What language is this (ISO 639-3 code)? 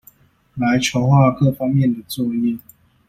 zho